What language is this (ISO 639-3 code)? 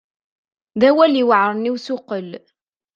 kab